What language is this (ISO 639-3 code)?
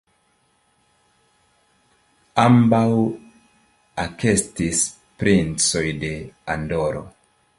epo